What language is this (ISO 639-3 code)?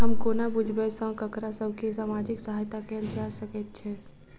mai